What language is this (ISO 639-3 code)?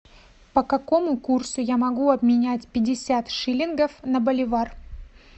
rus